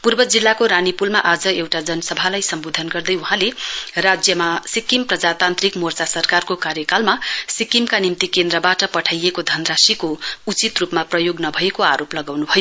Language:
Nepali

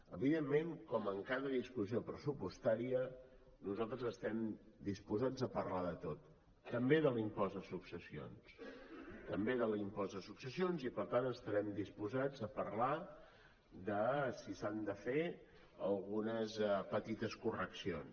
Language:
Catalan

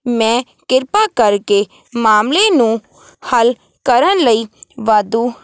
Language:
Punjabi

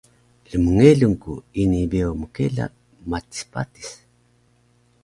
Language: Taroko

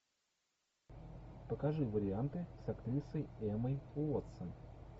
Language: Russian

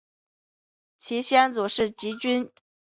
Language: Chinese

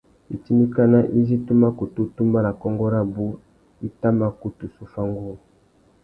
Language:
Tuki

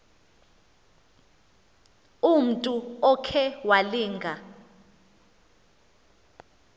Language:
Xhosa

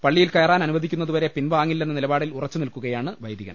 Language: Malayalam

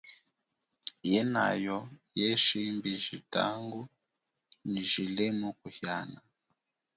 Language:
Chokwe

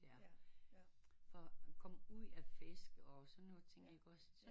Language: Danish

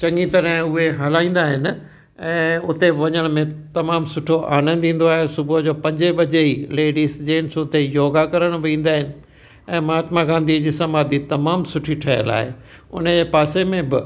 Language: Sindhi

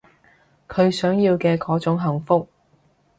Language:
Cantonese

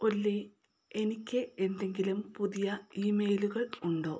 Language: Malayalam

